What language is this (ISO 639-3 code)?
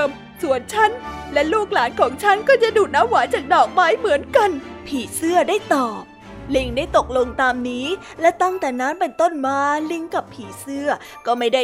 tha